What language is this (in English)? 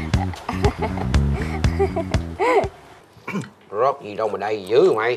Vietnamese